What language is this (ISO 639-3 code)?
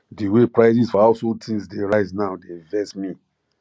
pcm